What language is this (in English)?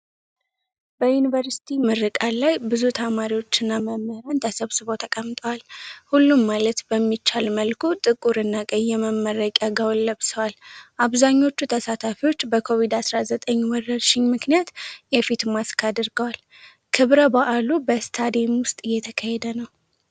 Amharic